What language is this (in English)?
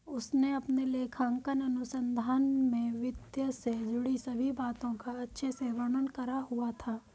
Hindi